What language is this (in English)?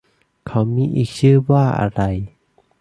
Thai